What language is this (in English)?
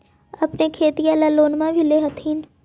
Magahi